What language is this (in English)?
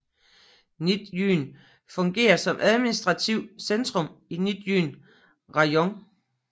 Danish